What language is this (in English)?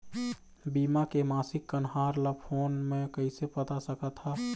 Chhattisgarhi